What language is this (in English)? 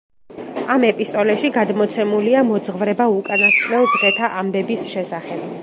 Georgian